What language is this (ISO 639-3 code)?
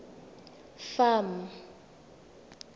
tsn